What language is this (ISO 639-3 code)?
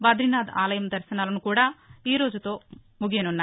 tel